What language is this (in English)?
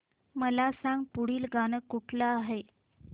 Marathi